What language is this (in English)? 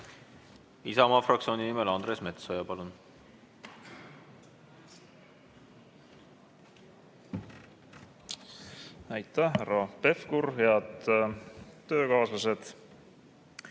Estonian